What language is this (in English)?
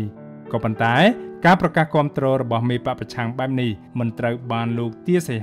Thai